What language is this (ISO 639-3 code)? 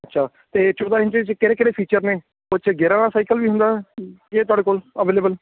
pan